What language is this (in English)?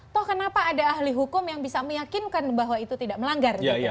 Indonesian